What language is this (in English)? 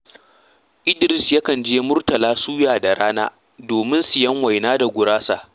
Hausa